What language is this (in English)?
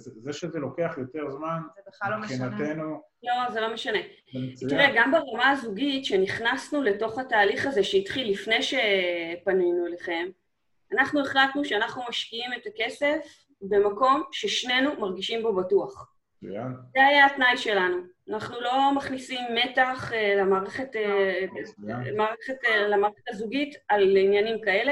Hebrew